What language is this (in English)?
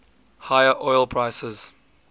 English